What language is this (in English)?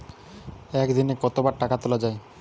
Bangla